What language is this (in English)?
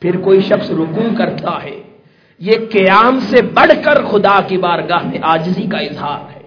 Urdu